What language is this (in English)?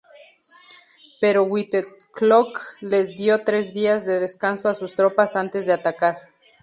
Spanish